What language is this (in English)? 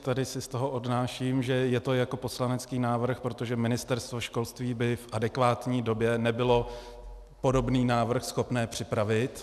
Czech